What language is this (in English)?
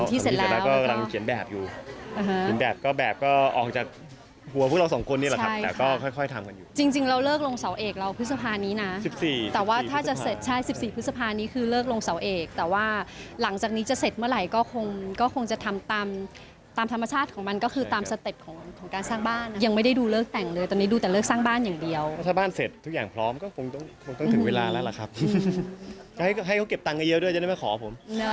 Thai